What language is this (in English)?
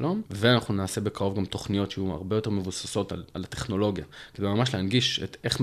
Hebrew